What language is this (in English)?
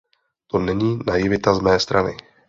Czech